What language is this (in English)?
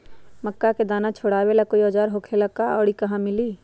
Magahi